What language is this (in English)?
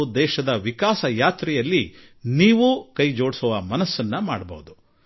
Kannada